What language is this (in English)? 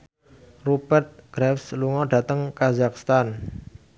Javanese